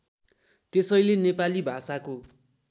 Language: Nepali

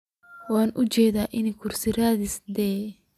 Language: Somali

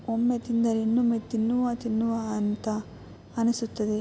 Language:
Kannada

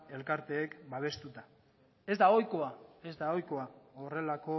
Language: Basque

